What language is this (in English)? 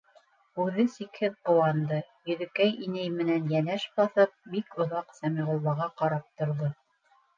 Bashkir